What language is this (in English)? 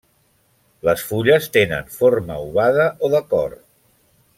Catalan